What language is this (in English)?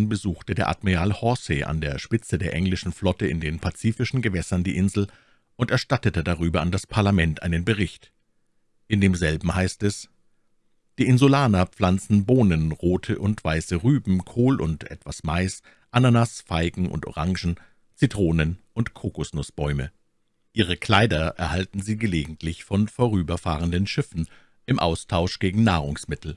German